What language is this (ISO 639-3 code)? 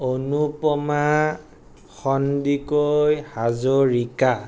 asm